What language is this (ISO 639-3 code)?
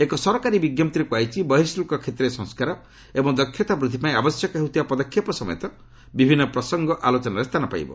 ori